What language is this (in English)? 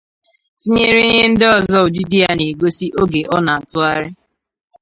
Igbo